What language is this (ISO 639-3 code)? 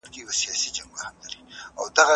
pus